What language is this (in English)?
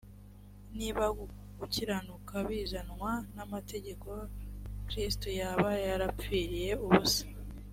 Kinyarwanda